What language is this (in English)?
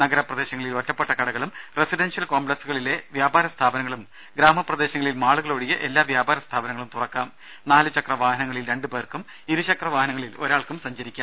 Malayalam